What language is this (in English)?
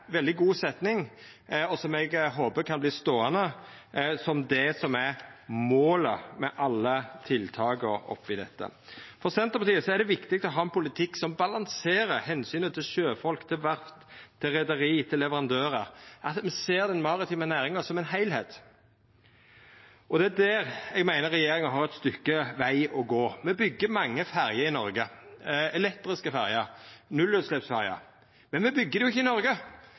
Norwegian Nynorsk